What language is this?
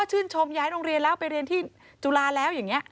Thai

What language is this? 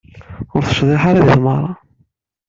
Kabyle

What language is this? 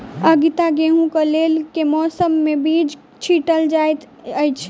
Maithili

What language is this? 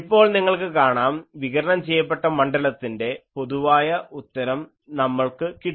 Malayalam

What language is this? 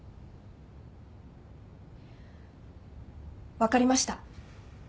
Japanese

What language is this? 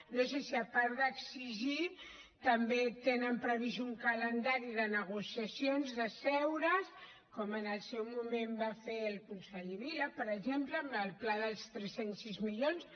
Catalan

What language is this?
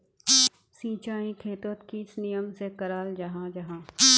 Magahi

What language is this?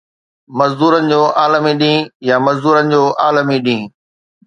Sindhi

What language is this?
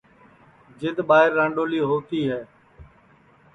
Sansi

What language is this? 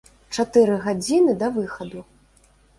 Belarusian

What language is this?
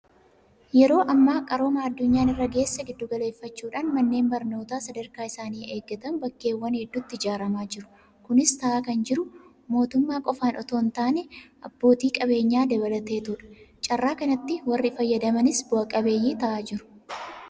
Oromo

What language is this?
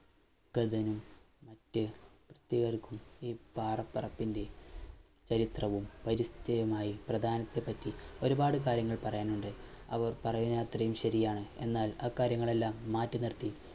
Malayalam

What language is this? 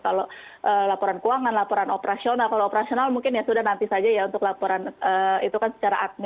Indonesian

